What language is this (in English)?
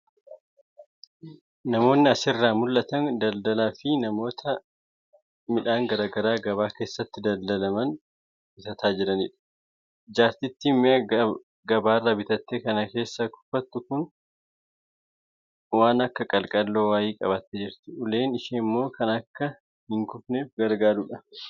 Oromo